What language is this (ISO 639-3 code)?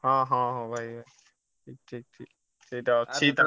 ori